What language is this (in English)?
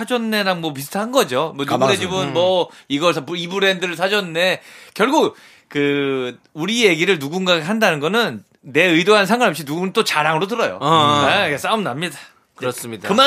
Korean